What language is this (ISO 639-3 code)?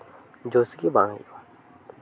sat